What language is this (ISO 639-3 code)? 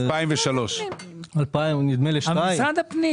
heb